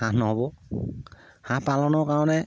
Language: Assamese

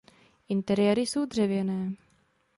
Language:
Czech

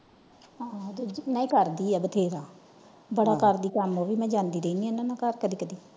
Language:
Punjabi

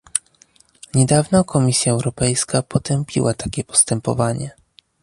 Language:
Polish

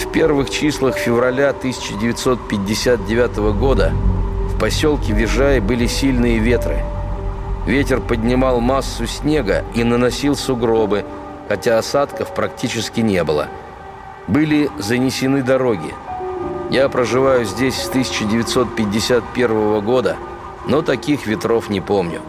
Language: Russian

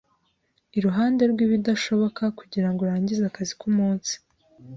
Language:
Kinyarwanda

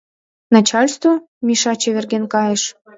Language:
Mari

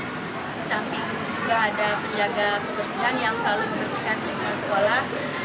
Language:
Indonesian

